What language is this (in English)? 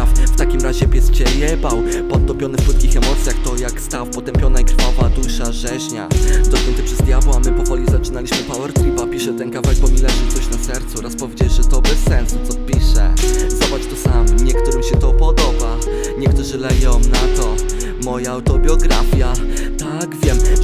Polish